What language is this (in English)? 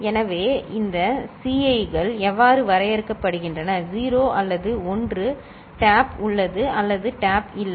Tamil